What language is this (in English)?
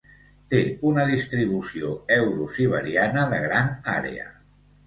Catalan